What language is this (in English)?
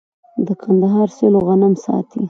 Pashto